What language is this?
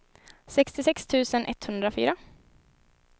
Swedish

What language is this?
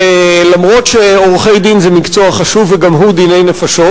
Hebrew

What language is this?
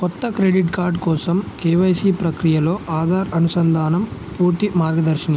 Telugu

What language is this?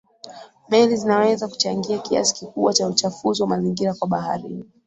Swahili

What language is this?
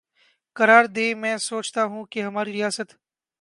Urdu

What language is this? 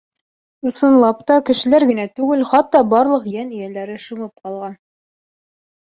Bashkir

